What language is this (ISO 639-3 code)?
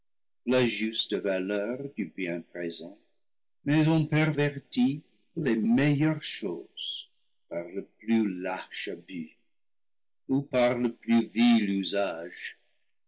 fra